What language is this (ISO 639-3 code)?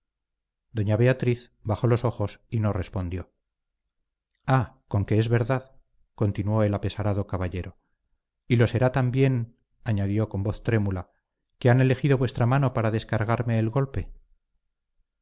spa